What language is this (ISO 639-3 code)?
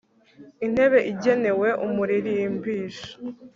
kin